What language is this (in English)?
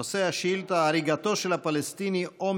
Hebrew